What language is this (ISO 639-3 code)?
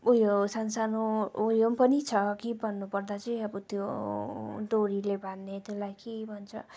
nep